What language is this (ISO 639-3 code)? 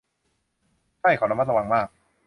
tha